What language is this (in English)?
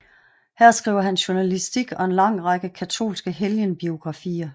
Danish